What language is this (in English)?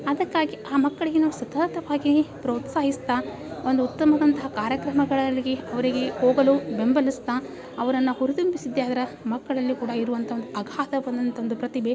Kannada